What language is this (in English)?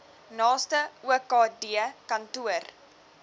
Afrikaans